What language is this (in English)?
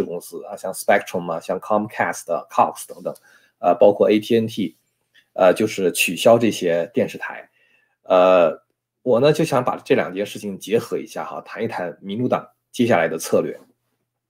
Chinese